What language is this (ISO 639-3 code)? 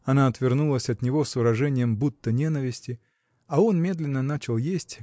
rus